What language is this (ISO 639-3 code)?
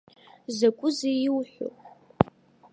abk